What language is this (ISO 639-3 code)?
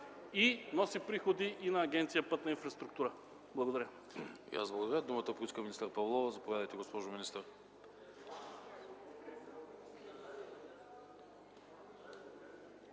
bul